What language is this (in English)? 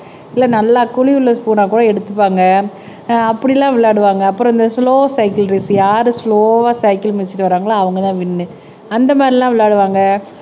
Tamil